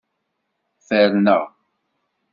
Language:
Kabyle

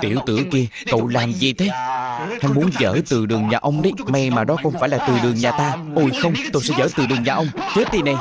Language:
Vietnamese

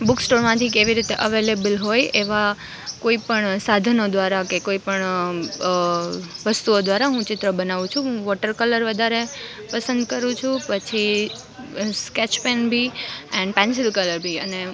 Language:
Gujarati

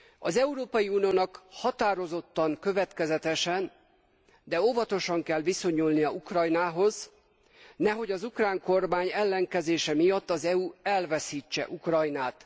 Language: Hungarian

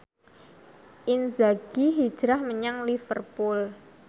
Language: Javanese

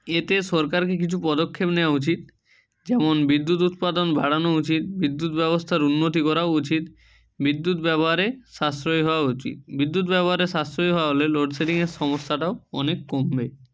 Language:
Bangla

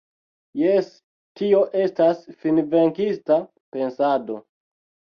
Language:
Esperanto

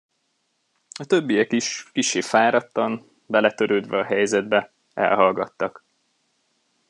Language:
Hungarian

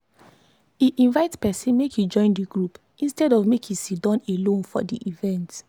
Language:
Nigerian Pidgin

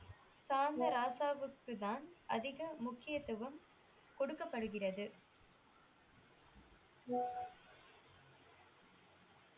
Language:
Tamil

